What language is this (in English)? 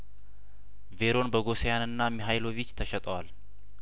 Amharic